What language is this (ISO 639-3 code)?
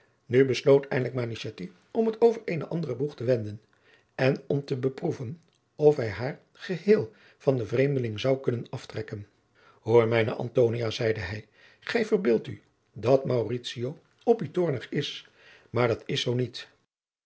nld